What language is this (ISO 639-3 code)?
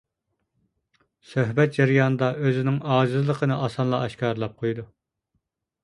uig